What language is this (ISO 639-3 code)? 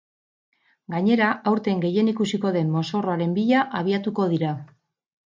eus